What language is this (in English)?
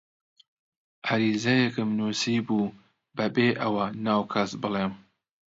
Central Kurdish